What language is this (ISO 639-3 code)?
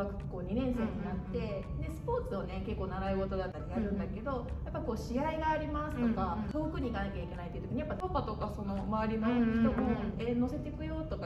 jpn